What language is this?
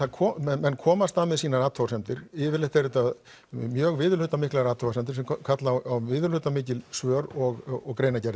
Icelandic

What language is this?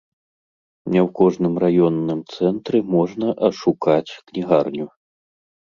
Belarusian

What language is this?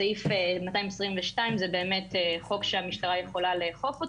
Hebrew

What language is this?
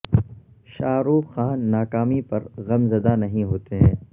Urdu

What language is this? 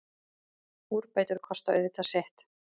Icelandic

